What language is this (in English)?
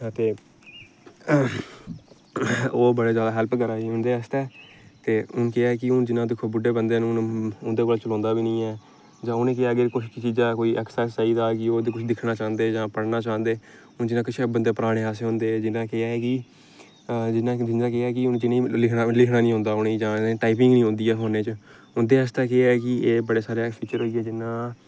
Dogri